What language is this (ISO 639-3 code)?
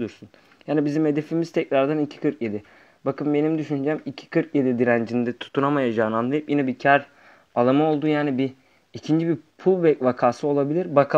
tur